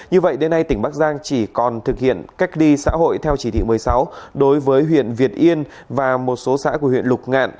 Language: Vietnamese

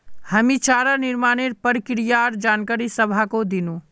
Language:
Magahi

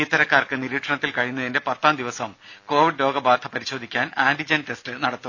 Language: Malayalam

